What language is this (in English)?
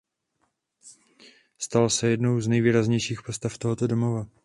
Czech